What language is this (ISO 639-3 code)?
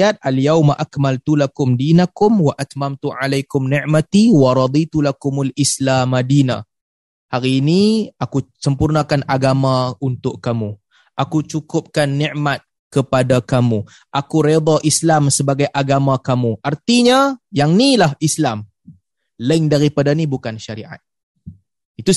msa